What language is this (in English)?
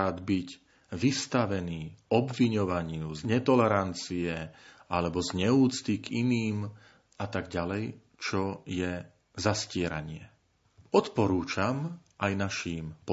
Slovak